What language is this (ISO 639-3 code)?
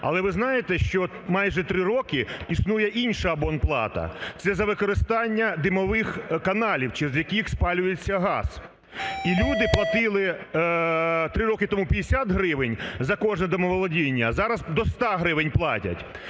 ukr